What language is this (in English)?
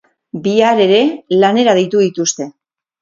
Basque